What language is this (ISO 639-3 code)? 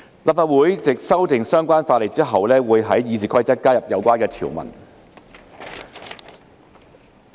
yue